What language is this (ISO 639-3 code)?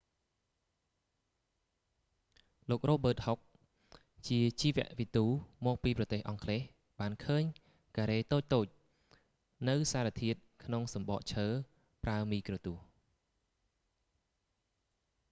khm